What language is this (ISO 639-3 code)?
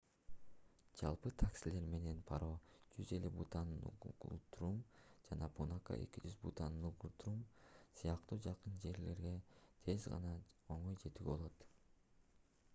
kir